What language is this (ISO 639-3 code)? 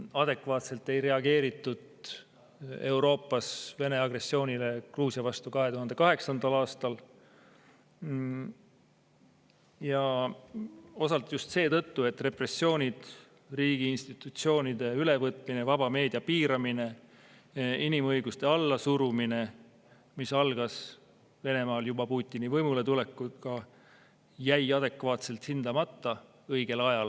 est